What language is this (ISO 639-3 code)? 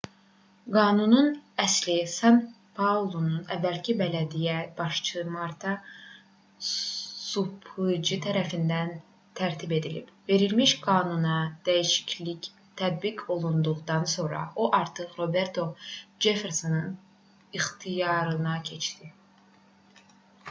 aze